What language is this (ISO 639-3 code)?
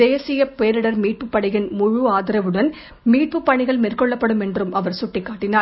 tam